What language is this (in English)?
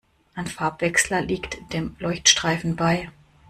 German